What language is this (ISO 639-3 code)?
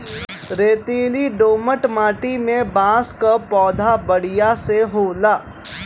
bho